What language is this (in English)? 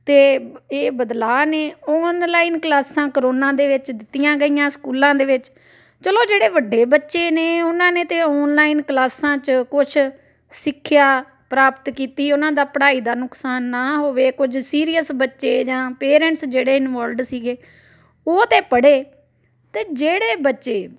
Punjabi